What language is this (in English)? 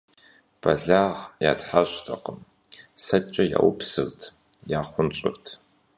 Kabardian